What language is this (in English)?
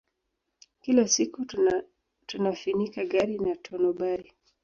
Swahili